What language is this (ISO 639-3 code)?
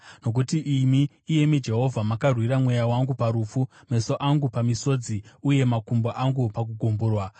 sna